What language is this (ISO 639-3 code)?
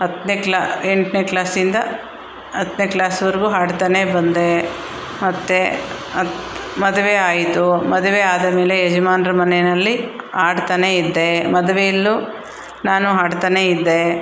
kan